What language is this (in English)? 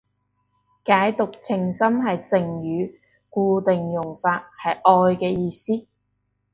Cantonese